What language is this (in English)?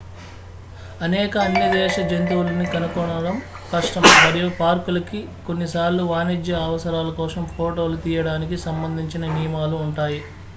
Telugu